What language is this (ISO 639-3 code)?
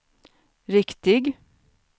swe